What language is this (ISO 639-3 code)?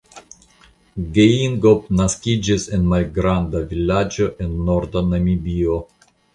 epo